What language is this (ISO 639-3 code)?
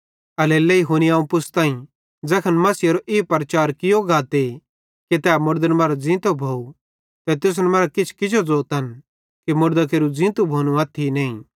bhd